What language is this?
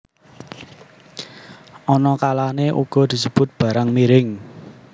Javanese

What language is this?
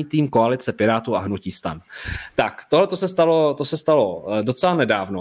Czech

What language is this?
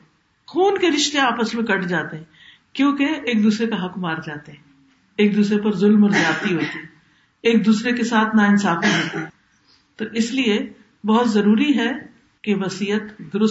Urdu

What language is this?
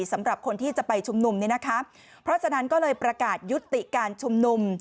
Thai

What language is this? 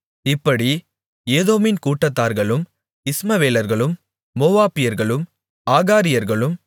Tamil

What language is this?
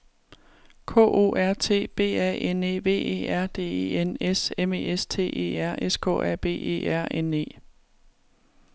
Danish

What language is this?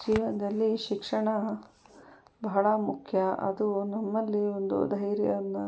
Kannada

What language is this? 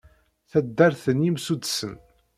Kabyle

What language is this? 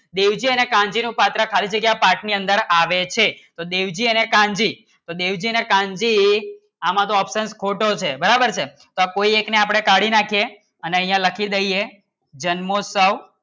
Gujarati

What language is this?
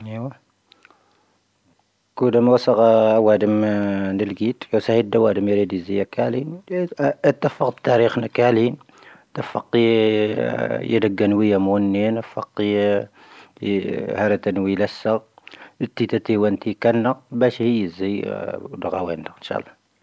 Tahaggart Tamahaq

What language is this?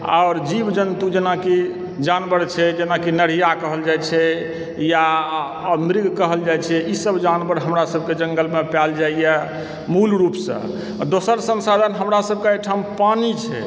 Maithili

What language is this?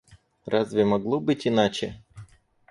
Russian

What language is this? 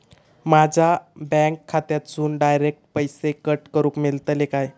Marathi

